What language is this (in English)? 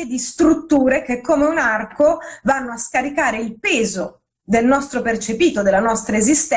Italian